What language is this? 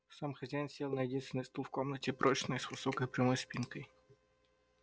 Russian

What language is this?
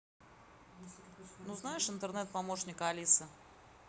Russian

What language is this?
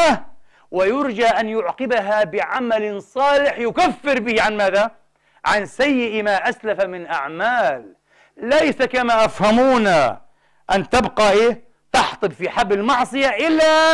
Arabic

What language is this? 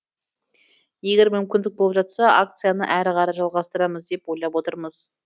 Kazakh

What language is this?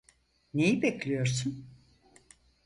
Turkish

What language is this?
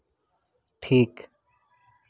Santali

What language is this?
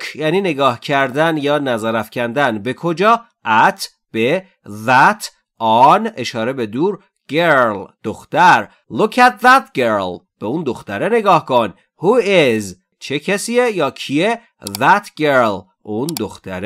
Persian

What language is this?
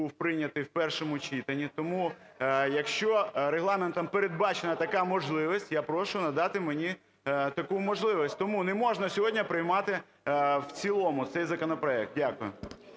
Ukrainian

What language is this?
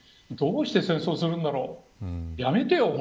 Japanese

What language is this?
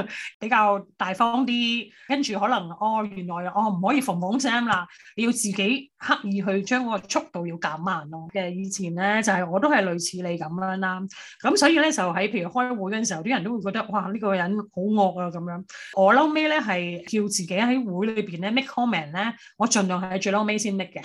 Chinese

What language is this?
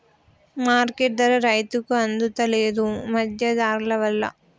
Telugu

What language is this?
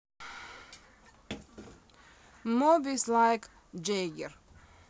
Russian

